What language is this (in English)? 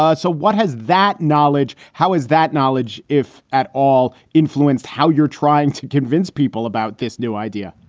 English